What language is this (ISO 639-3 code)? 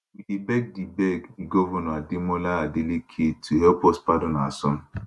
pcm